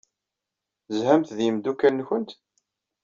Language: Kabyle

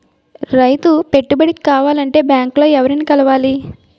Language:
Telugu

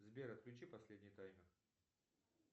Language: Russian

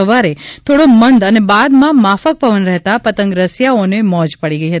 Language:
Gujarati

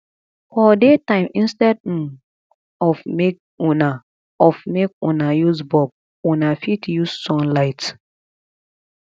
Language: Nigerian Pidgin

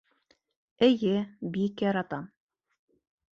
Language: Bashkir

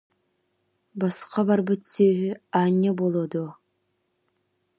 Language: Yakut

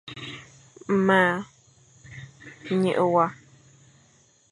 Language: Fang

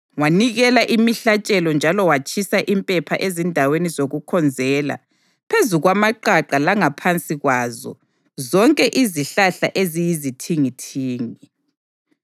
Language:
North Ndebele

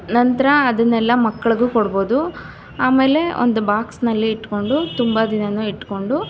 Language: Kannada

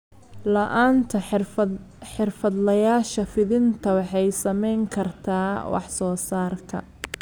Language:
Somali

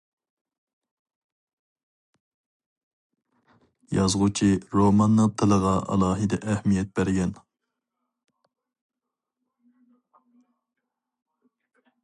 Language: Uyghur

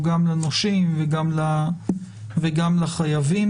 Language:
Hebrew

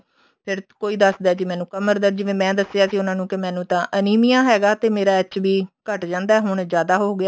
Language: Punjabi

